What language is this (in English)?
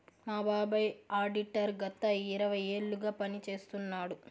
Telugu